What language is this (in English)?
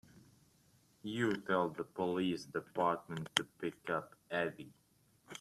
English